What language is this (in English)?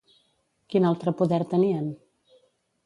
Catalan